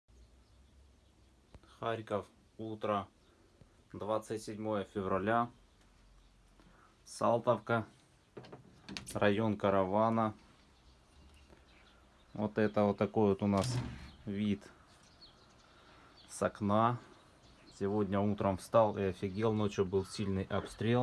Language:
Russian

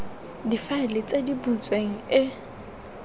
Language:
Tswana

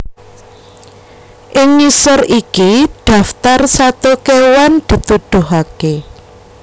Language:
Javanese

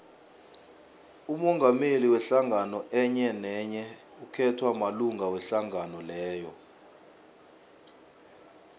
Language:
South Ndebele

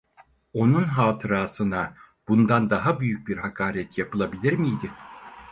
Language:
Turkish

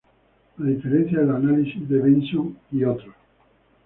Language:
Spanish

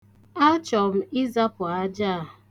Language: Igbo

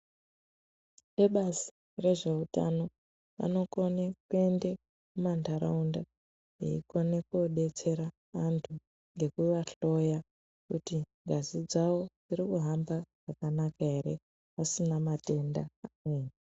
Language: Ndau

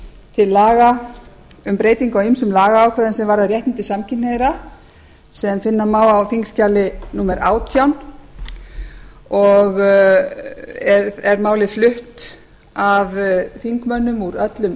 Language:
Icelandic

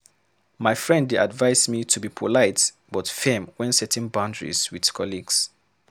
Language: Nigerian Pidgin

